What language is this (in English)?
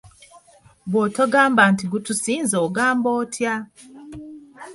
Ganda